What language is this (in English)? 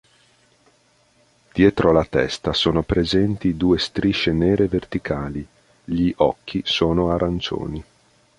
Italian